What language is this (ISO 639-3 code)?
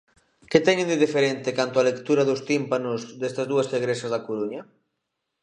glg